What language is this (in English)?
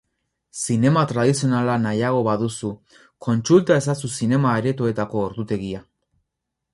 Basque